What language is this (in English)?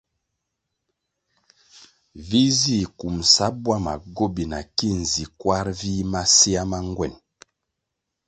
Kwasio